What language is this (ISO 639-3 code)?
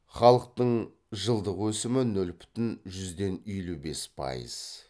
kaz